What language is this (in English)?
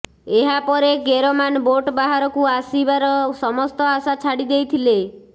Odia